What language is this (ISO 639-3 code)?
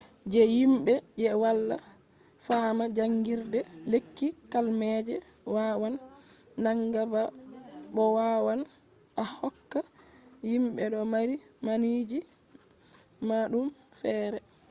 ful